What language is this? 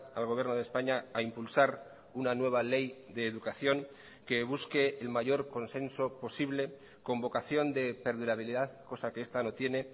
Spanish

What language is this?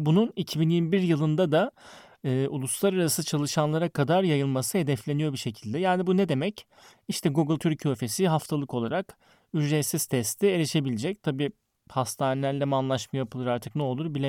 Turkish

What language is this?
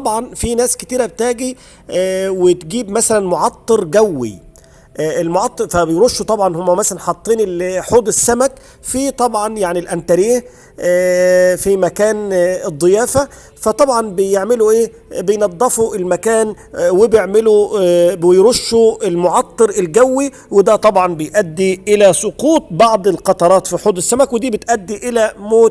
Arabic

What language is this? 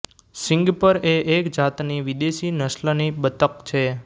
Gujarati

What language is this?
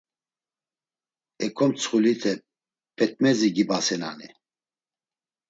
Laz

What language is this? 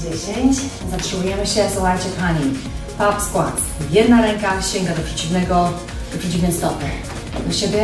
Polish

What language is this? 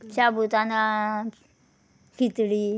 Konkani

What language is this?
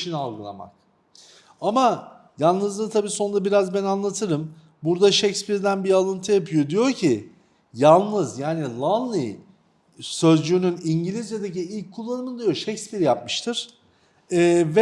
Turkish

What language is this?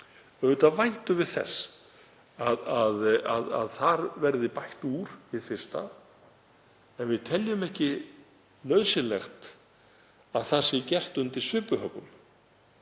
Icelandic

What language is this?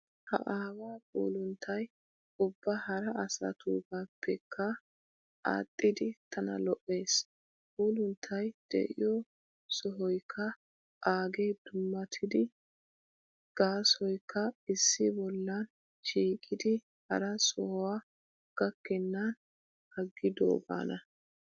Wolaytta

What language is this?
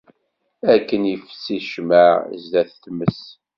Kabyle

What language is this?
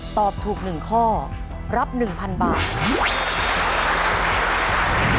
Thai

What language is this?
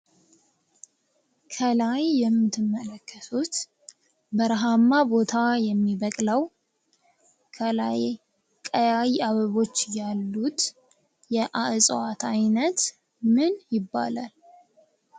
Amharic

